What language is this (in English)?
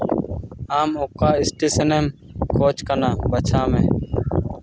Santali